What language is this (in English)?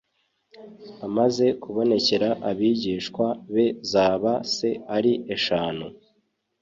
Kinyarwanda